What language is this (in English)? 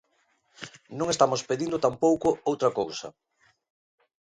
Galician